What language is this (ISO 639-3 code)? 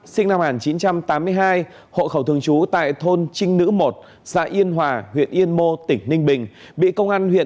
vie